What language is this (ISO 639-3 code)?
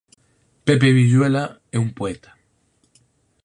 glg